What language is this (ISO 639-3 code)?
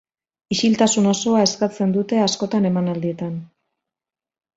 eus